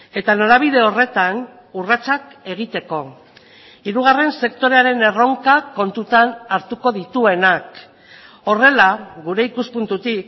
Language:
Basque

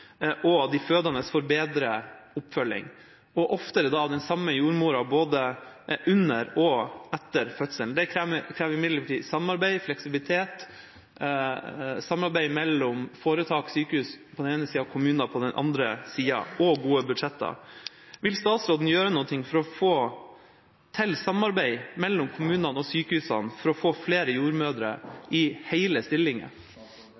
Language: Norwegian Bokmål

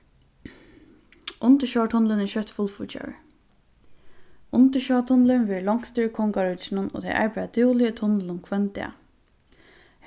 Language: Faroese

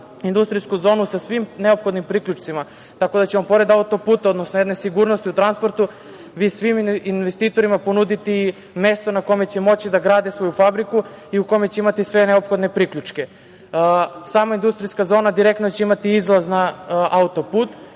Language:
Serbian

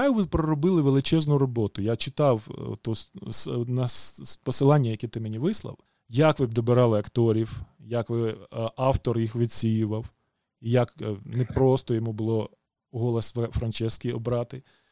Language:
Ukrainian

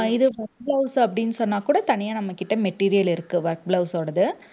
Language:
Tamil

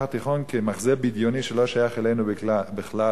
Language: Hebrew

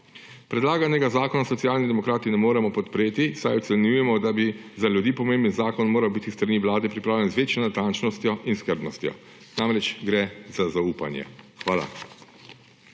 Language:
Slovenian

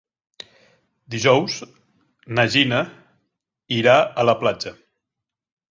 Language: Catalan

